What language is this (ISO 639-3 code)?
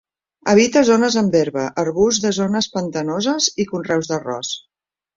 cat